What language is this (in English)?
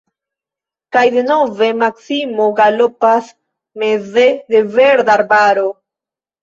Esperanto